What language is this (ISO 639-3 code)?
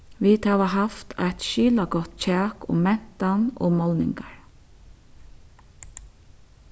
fao